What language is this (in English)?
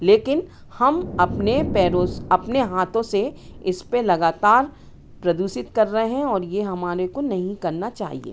Hindi